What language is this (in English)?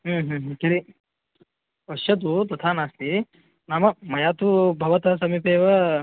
Sanskrit